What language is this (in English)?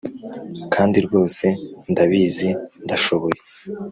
Kinyarwanda